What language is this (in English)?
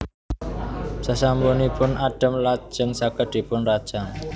Javanese